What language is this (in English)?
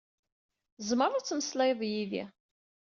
Kabyle